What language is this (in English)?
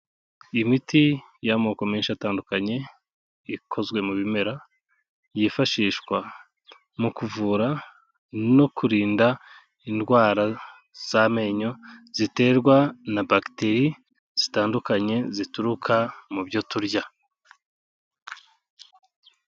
Kinyarwanda